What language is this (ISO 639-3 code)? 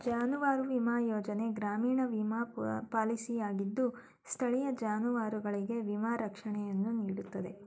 kan